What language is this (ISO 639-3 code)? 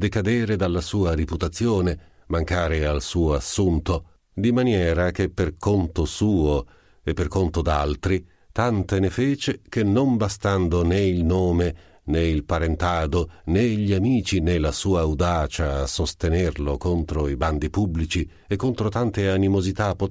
ita